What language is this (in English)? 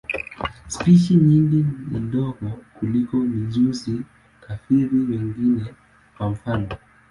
Swahili